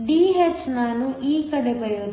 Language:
Kannada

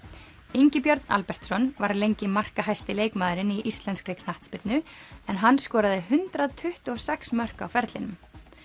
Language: Icelandic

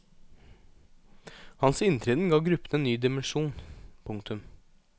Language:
Norwegian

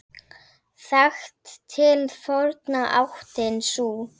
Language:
Icelandic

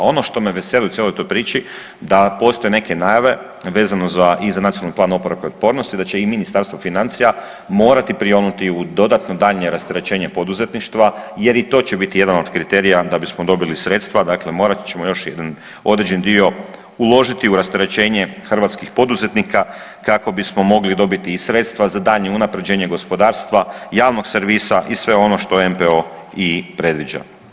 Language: Croatian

